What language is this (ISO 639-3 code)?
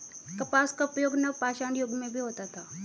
hin